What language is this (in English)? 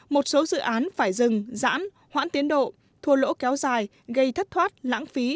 Vietnamese